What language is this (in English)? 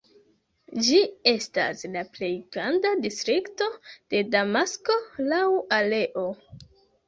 Esperanto